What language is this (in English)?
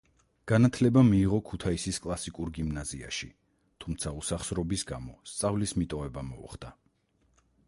Georgian